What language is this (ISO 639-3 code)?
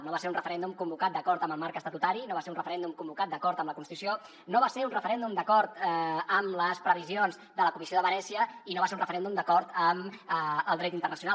cat